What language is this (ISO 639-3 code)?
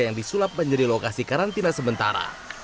ind